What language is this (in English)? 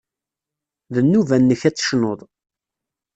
Kabyle